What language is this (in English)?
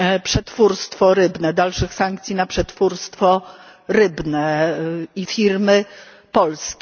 Polish